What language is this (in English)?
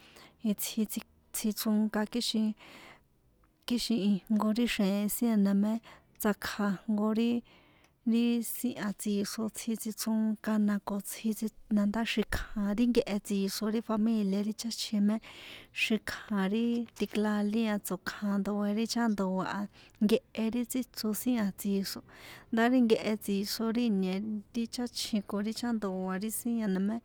San Juan Atzingo Popoloca